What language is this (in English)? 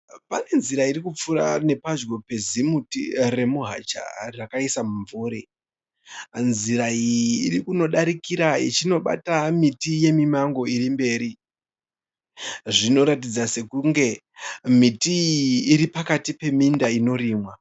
Shona